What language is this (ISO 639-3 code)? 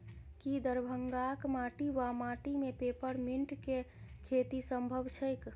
mai